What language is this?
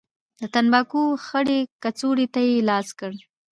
Pashto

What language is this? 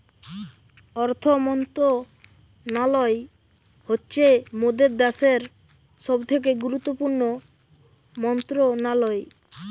Bangla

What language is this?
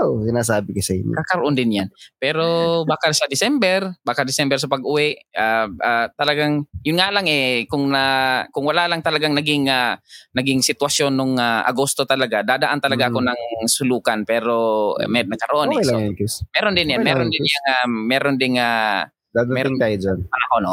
Filipino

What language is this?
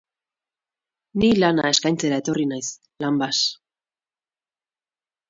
Basque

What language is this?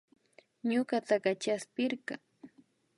Imbabura Highland Quichua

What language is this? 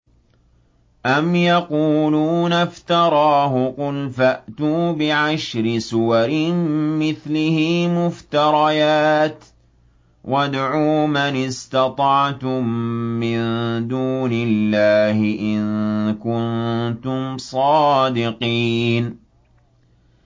Arabic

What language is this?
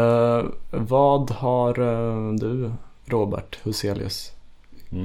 Swedish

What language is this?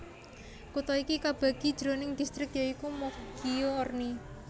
Javanese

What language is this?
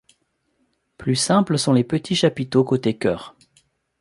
French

